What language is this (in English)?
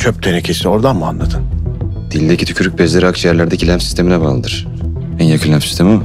Turkish